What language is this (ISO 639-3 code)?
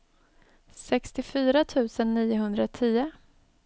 swe